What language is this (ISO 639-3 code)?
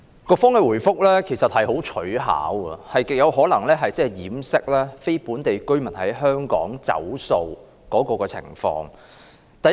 yue